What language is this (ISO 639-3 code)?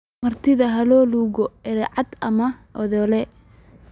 som